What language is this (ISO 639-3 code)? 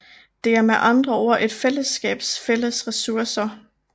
dan